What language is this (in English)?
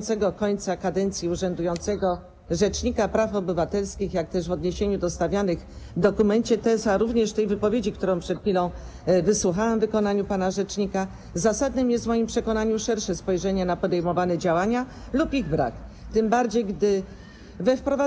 Polish